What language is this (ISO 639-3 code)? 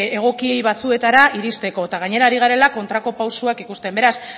eus